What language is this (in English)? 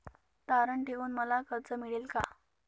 Marathi